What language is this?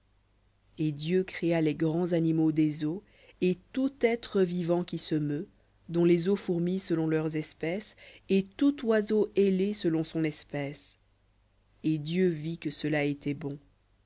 French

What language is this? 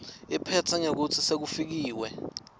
Swati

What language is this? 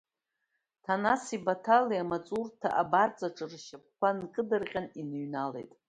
Abkhazian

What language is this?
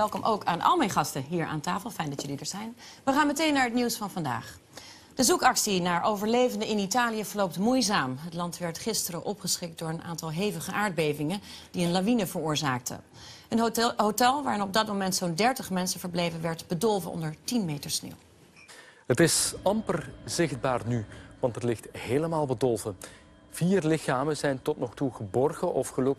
Dutch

